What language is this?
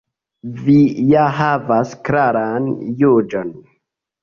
Esperanto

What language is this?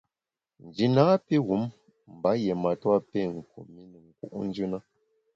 Bamun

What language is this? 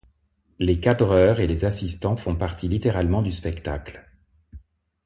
French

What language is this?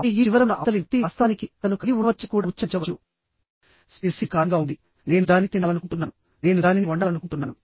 Telugu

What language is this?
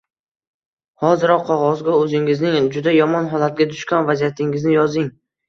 Uzbek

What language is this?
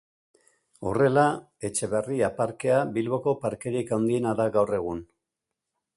Basque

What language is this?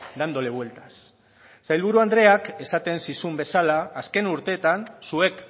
Basque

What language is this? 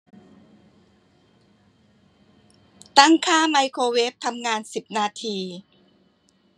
Thai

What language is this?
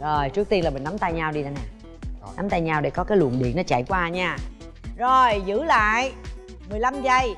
Vietnamese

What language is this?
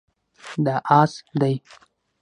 Pashto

